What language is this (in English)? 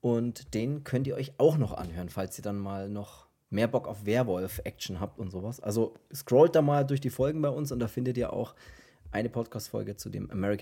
German